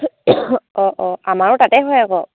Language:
Assamese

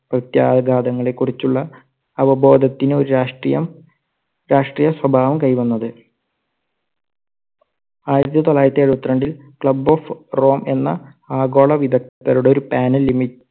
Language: Malayalam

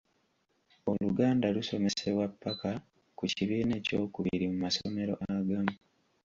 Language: Ganda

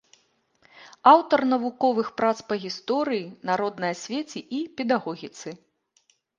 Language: Belarusian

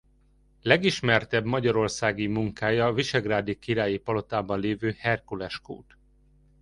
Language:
Hungarian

